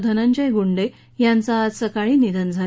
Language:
Marathi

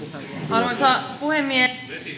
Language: Finnish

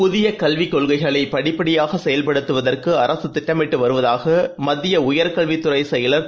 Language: Tamil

